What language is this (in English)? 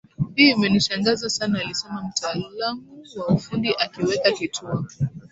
Swahili